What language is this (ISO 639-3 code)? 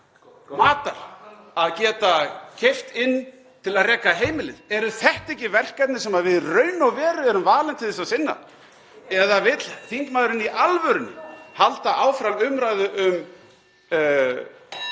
isl